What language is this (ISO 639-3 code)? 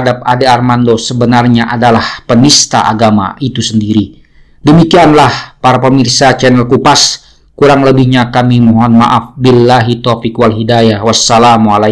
ind